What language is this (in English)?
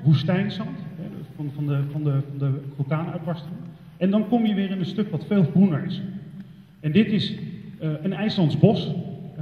Dutch